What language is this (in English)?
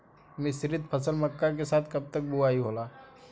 Bhojpuri